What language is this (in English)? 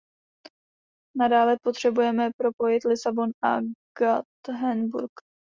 Czech